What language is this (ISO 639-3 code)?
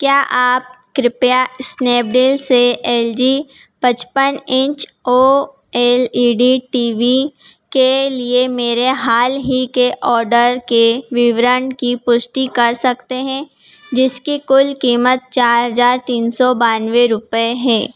hin